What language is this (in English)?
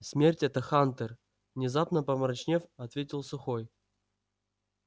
Russian